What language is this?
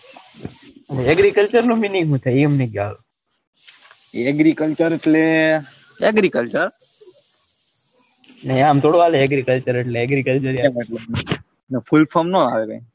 Gujarati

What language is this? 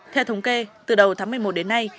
Vietnamese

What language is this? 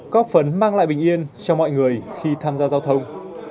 Vietnamese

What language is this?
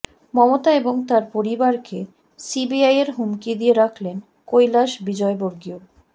Bangla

